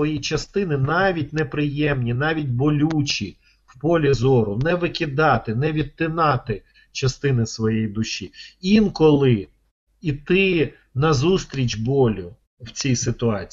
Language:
Ukrainian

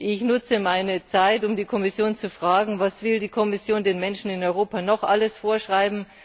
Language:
German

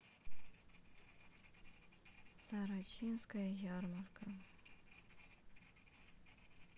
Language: Russian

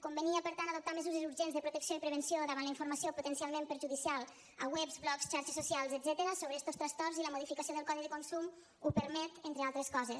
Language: Catalan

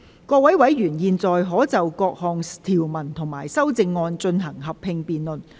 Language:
Cantonese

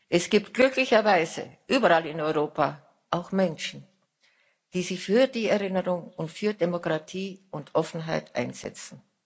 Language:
German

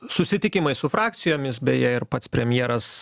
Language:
Lithuanian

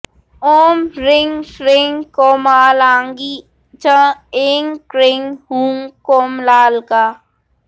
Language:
Sanskrit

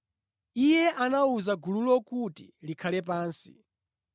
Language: Nyanja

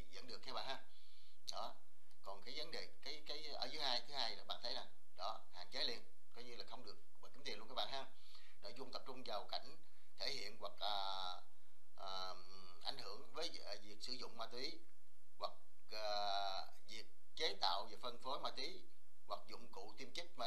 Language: Vietnamese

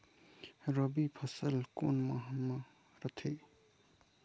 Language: Chhattisgarhi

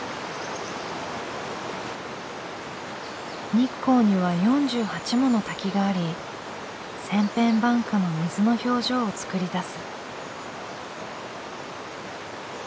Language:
Japanese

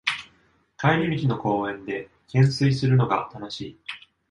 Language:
Japanese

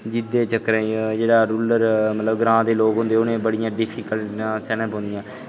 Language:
Dogri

